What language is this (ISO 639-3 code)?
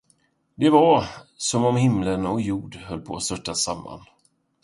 swe